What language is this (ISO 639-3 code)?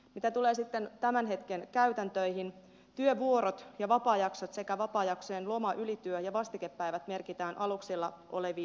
fin